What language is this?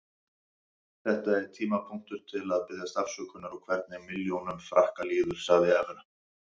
Icelandic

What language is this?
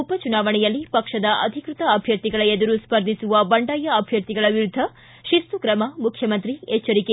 Kannada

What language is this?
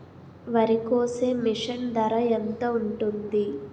Telugu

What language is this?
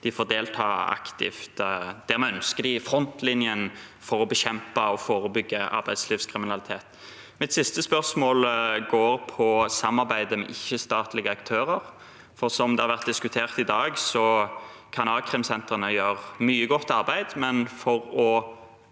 Norwegian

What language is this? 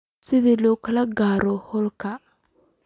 Somali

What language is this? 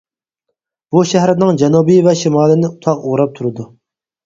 Uyghur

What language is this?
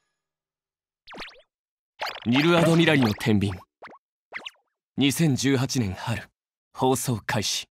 Japanese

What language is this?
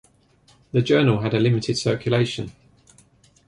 English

